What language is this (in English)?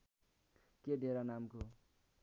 Nepali